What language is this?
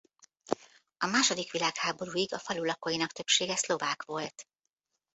Hungarian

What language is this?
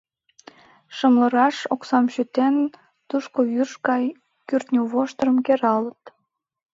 Mari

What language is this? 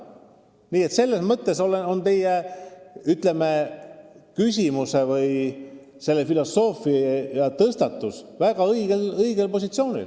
Estonian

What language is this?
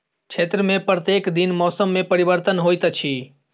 Maithili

